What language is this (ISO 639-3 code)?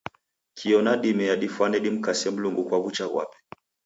dav